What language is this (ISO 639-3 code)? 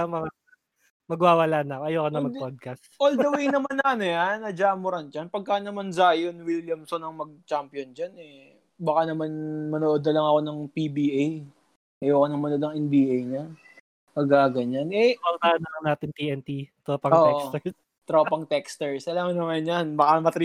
fil